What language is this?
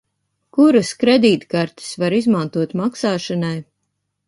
Latvian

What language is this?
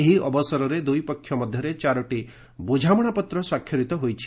Odia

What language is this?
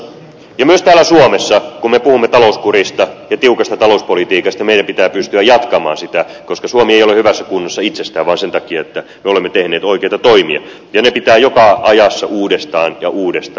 Finnish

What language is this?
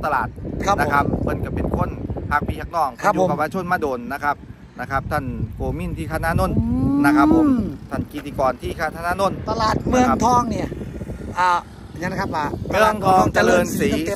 Thai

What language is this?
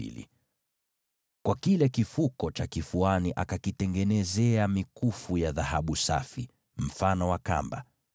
Swahili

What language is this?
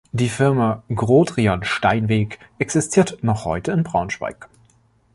German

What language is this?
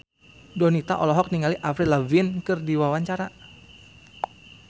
Sundanese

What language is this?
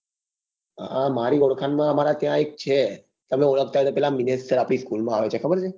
Gujarati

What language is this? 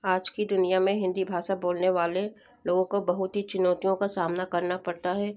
Hindi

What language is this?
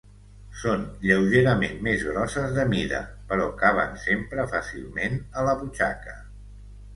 Catalan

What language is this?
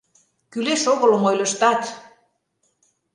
Mari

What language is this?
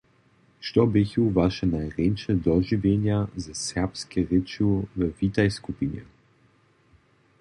Upper Sorbian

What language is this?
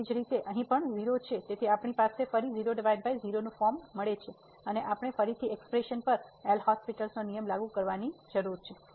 Gujarati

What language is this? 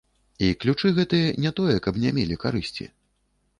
Belarusian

